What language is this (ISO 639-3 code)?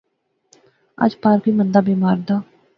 phr